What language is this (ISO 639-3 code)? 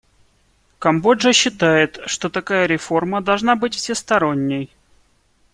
rus